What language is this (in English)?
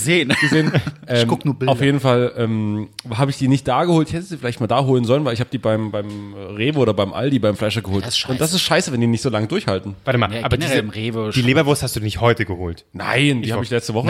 German